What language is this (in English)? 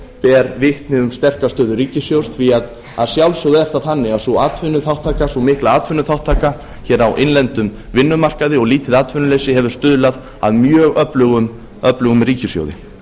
Icelandic